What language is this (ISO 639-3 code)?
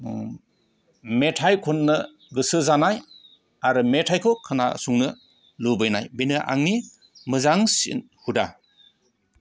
brx